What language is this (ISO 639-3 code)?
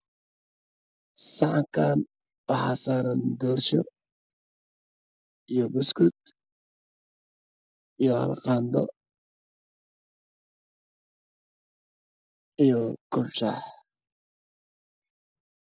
som